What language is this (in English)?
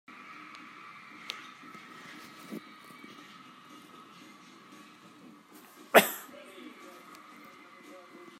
Hakha Chin